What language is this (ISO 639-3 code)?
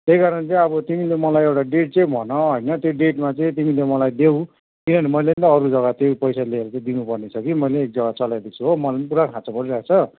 nep